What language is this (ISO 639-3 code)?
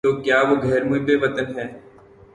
urd